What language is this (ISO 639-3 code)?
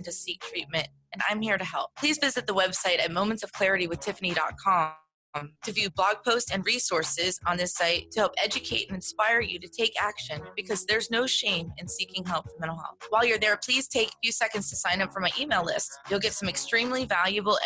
eng